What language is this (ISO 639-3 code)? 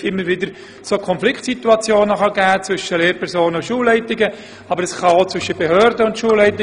gsw